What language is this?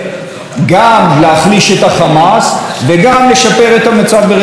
Hebrew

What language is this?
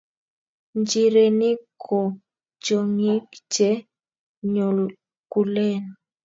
Kalenjin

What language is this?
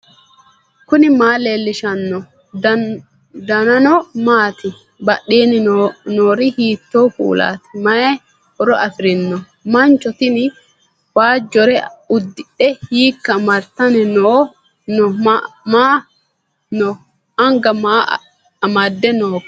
Sidamo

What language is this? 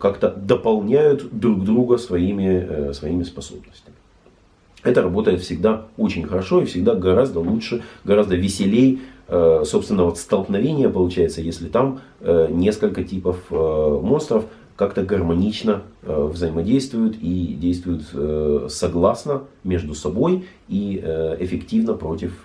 Russian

